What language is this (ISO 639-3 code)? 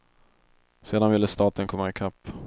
swe